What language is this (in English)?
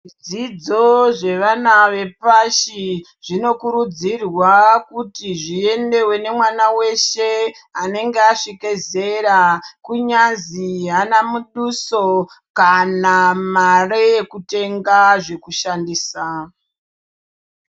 Ndau